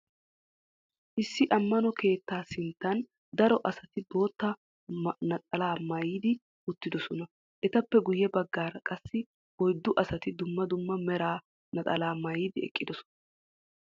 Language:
Wolaytta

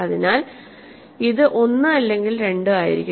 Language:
Malayalam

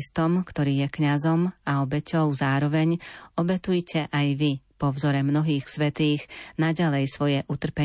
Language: Slovak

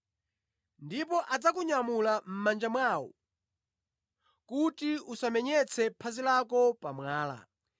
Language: Nyanja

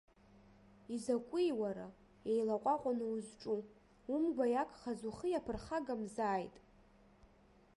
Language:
Abkhazian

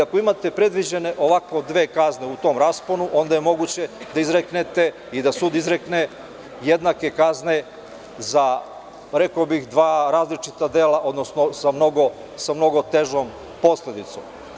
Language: Serbian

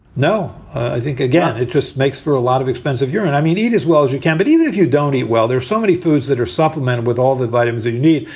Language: English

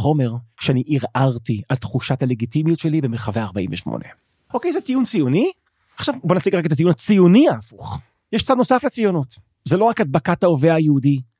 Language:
Hebrew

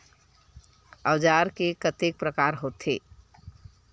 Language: Chhattisgarhi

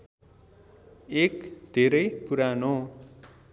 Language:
Nepali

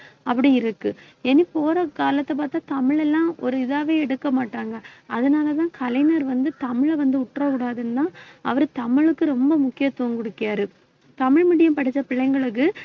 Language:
Tamil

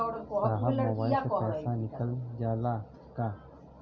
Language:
Bhojpuri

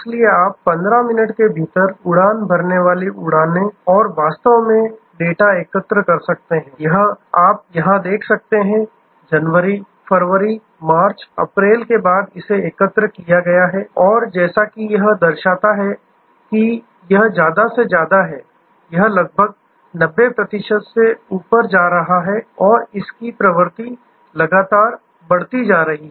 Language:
Hindi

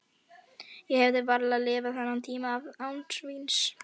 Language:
Icelandic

